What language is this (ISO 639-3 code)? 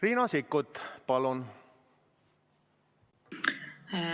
est